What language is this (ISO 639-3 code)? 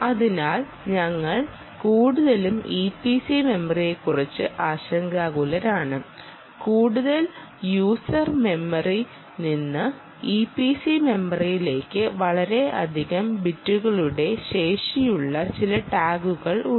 mal